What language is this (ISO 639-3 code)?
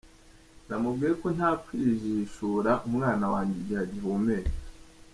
kin